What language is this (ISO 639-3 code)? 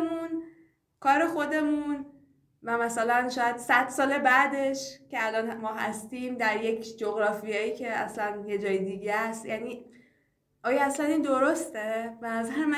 fas